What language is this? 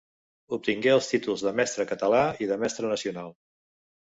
Catalan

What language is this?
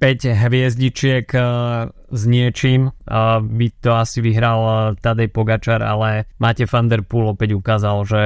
Slovak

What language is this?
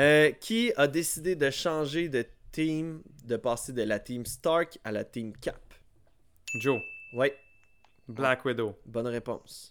French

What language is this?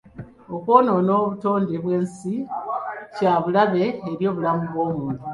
Ganda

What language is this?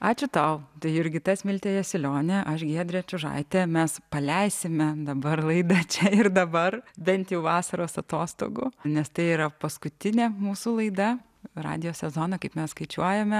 Lithuanian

